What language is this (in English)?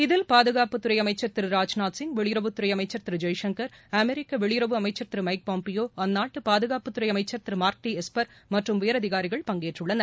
Tamil